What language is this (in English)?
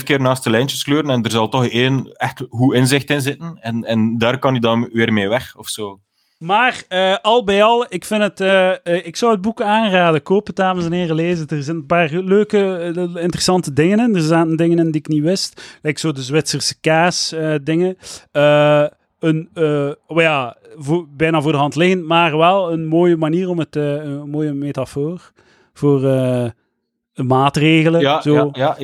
Dutch